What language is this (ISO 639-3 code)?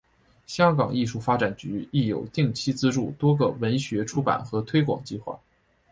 zho